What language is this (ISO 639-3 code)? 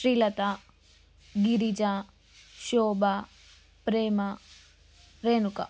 tel